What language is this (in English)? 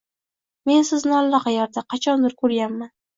Uzbek